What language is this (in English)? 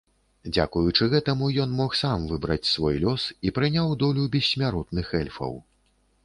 Belarusian